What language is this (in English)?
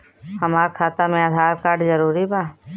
Bhojpuri